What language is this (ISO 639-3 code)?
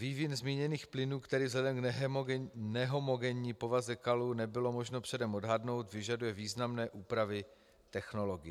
ces